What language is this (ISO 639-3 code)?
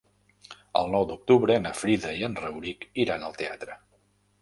cat